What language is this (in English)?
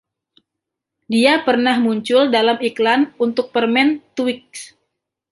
Indonesian